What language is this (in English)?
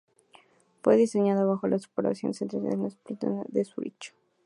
Spanish